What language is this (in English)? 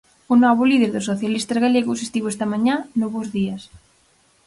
Galician